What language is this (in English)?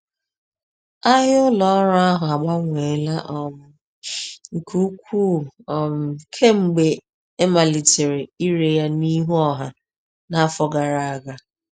Igbo